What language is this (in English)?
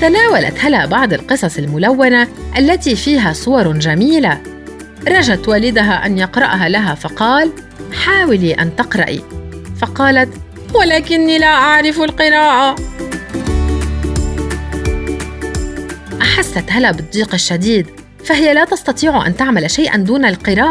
Arabic